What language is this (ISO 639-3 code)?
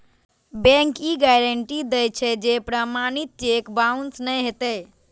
mai